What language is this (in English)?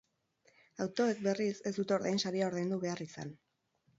Basque